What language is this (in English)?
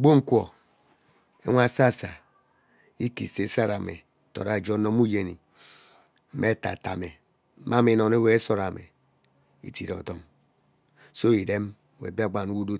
Ubaghara